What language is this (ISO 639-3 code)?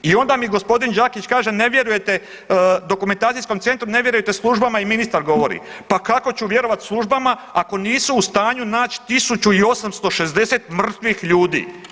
hrv